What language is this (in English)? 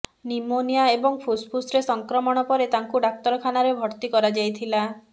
Odia